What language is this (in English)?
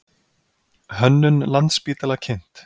Icelandic